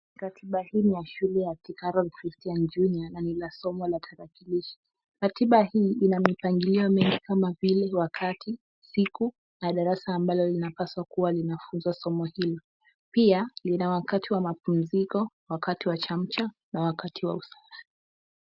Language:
Swahili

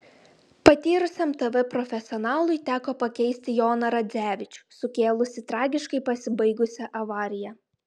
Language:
Lithuanian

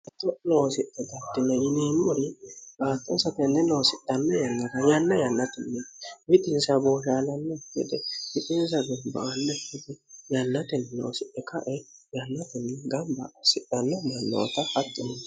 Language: Sidamo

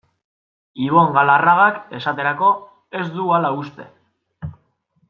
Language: Basque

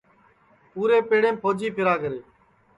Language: Sansi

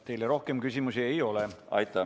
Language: Estonian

